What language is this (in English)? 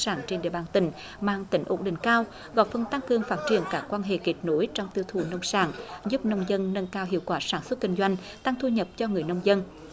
Vietnamese